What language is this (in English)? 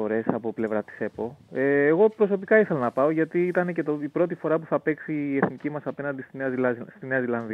Greek